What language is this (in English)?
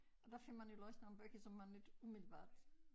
Danish